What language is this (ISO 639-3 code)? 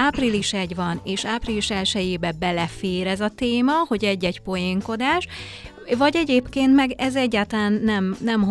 hun